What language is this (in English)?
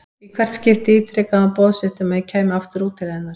Icelandic